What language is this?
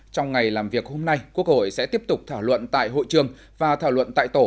Vietnamese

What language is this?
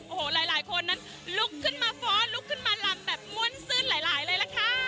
Thai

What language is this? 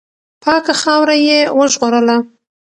Pashto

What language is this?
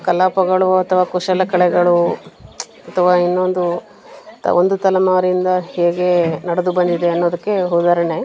Kannada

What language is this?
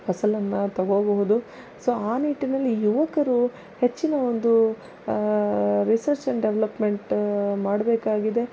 Kannada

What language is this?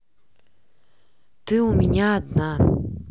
Russian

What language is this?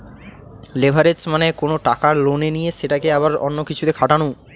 Bangla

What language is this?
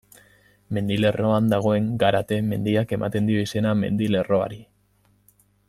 Basque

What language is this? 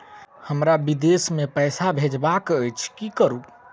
Maithili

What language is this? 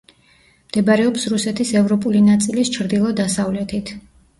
Georgian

